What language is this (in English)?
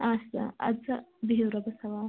Kashmiri